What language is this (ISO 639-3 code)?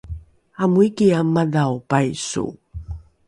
dru